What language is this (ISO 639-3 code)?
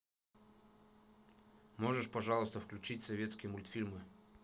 rus